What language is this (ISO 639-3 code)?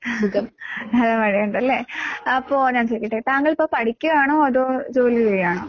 mal